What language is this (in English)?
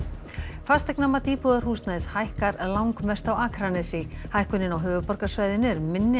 Icelandic